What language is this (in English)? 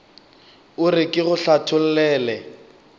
Northern Sotho